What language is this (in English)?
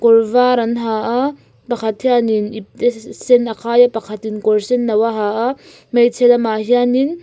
Mizo